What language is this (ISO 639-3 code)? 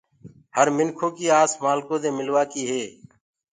ggg